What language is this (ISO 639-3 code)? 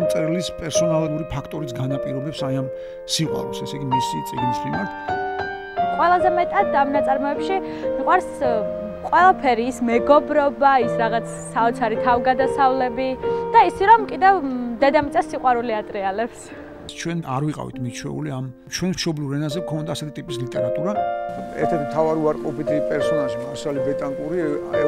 ron